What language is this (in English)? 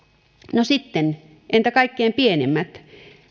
Finnish